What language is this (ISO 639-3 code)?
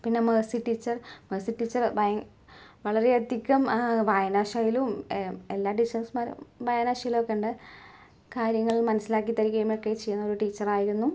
mal